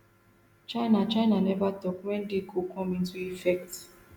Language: Nigerian Pidgin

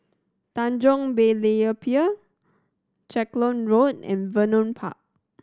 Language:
English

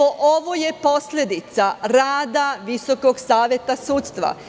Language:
Serbian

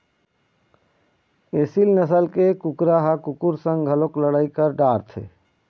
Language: Chhattisgarhi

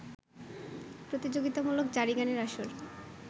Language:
Bangla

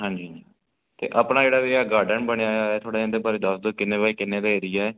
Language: Punjabi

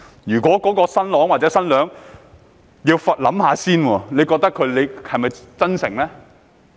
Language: Cantonese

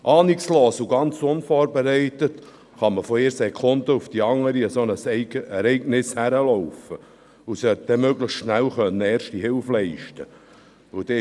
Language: Swiss German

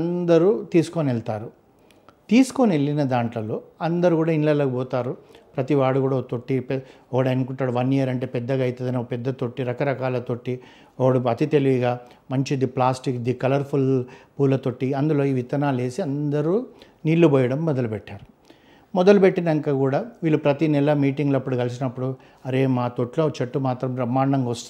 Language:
Telugu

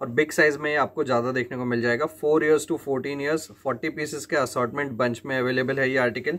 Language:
Hindi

